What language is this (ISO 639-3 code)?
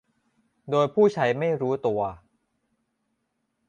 tha